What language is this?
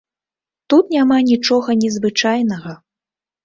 Belarusian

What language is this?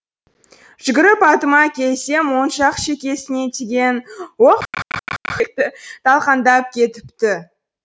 Kazakh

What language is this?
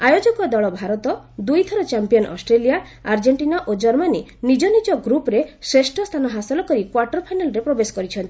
Odia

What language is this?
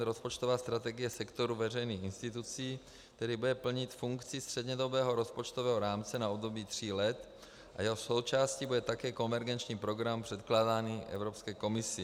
Czech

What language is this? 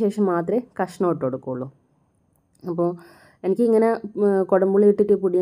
Malayalam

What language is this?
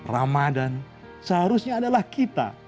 Indonesian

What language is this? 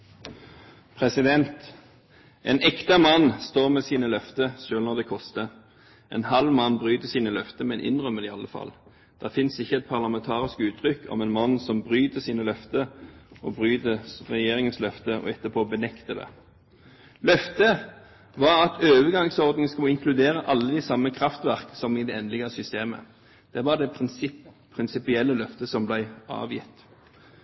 Norwegian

